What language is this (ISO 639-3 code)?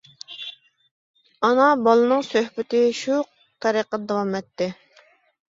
uig